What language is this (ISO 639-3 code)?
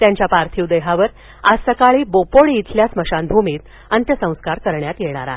mar